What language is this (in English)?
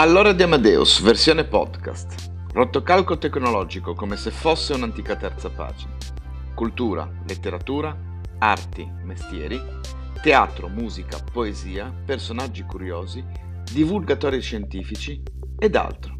Italian